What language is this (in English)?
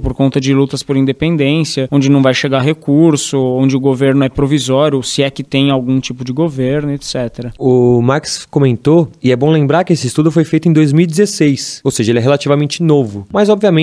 Portuguese